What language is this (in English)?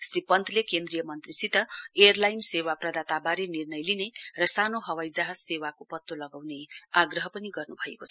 Nepali